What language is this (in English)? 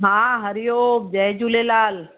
Sindhi